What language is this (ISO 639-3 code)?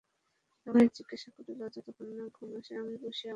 ben